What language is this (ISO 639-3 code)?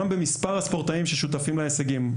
heb